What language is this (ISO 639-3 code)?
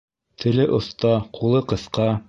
bak